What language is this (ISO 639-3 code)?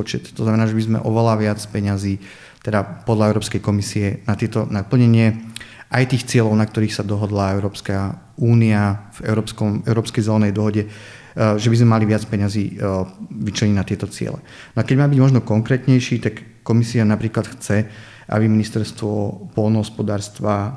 slk